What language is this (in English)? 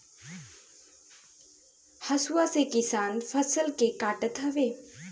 Bhojpuri